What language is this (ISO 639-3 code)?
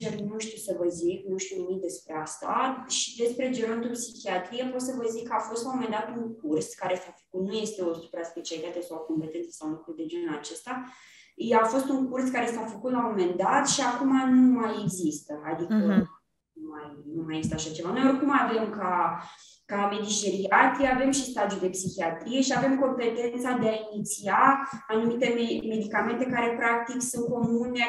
ron